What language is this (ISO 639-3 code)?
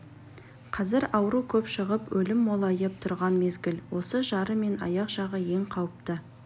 kaz